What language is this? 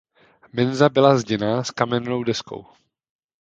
Czech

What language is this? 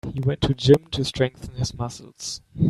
English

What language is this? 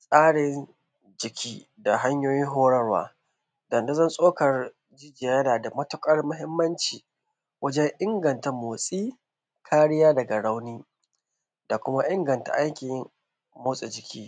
Hausa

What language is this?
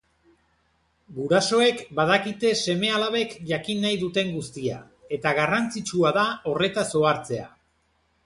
Basque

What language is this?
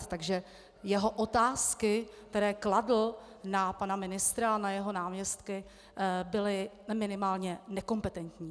Czech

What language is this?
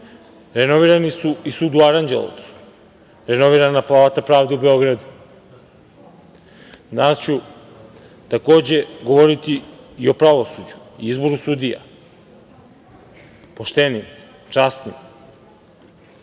Serbian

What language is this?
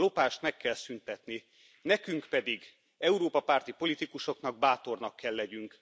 Hungarian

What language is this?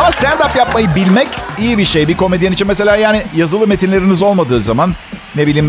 Turkish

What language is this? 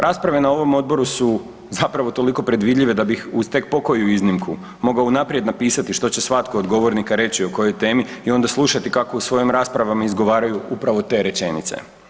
Croatian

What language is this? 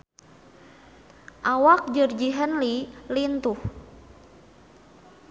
Sundanese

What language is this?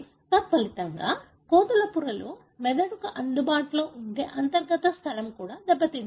Telugu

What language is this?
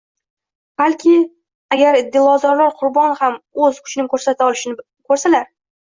Uzbek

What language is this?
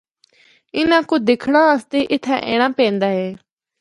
Northern Hindko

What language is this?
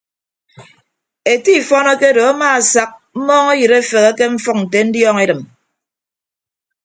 Ibibio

